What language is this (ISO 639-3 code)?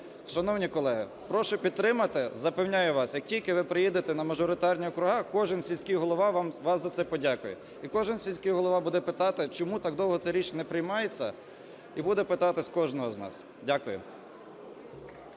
ukr